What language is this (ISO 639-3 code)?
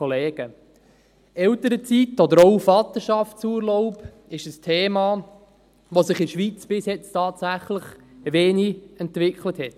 gsw